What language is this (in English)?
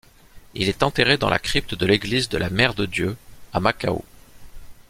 French